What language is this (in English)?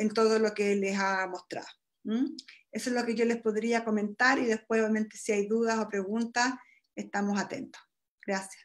Spanish